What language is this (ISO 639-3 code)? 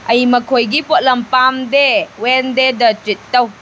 mni